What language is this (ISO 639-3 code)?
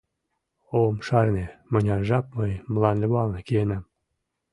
chm